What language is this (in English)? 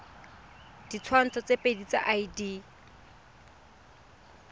Tswana